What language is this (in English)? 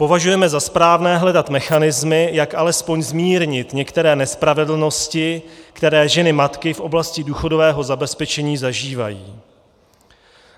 Czech